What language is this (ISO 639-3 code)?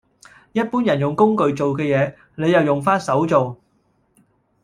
yue